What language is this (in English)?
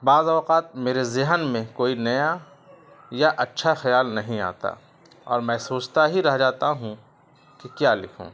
Urdu